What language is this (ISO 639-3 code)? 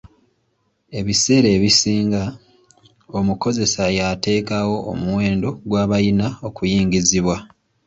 lug